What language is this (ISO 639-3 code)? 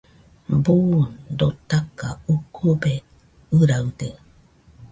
hux